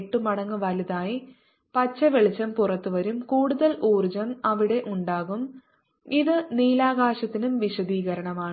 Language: Malayalam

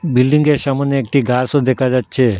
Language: Bangla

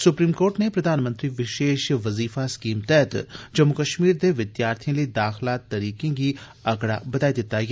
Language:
Dogri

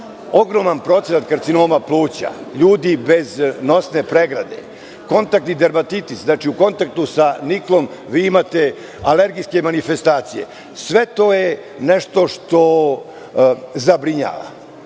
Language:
Serbian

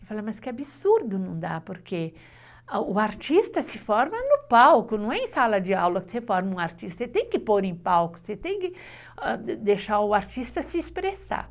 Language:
Portuguese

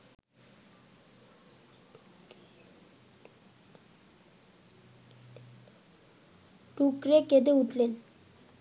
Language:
Bangla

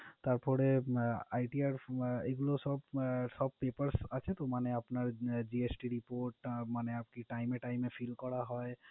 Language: Bangla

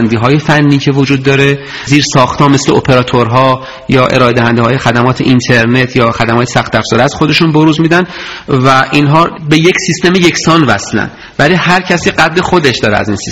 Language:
Persian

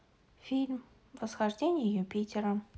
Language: Russian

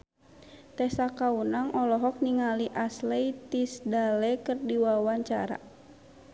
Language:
Sundanese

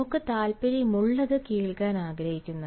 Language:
Malayalam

